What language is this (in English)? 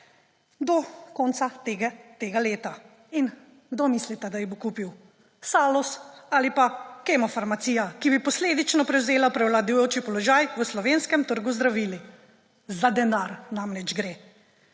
Slovenian